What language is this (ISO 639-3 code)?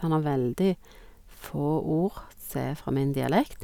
nor